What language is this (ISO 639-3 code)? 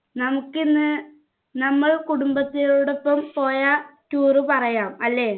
mal